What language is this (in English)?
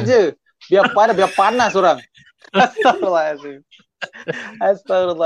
Malay